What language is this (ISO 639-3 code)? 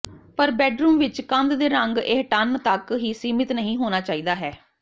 pan